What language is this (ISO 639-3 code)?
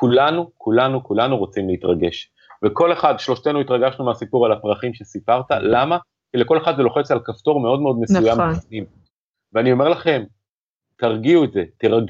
heb